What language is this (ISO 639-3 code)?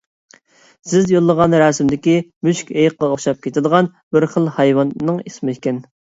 uig